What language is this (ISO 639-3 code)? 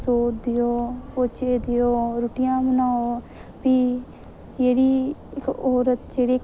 doi